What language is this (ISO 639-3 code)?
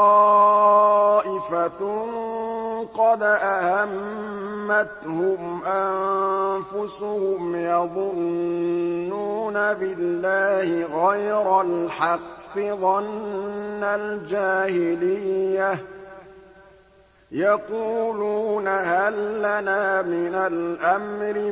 ara